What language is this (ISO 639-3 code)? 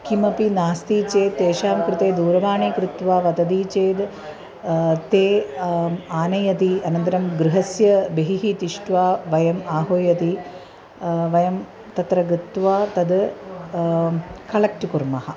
san